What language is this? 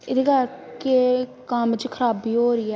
Punjabi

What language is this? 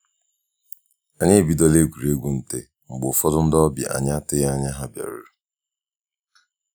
Igbo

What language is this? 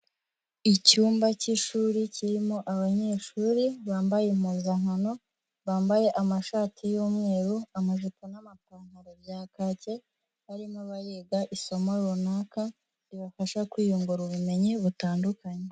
Kinyarwanda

